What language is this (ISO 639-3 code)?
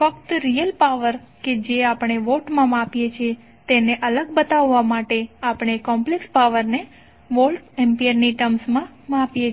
guj